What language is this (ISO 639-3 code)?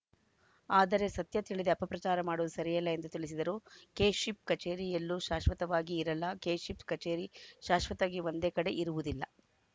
kan